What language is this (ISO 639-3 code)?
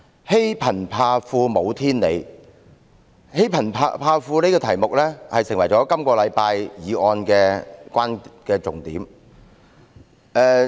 yue